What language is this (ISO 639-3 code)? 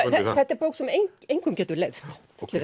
isl